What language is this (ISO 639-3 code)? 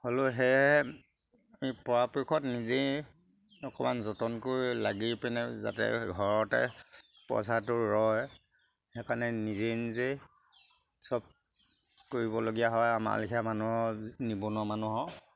asm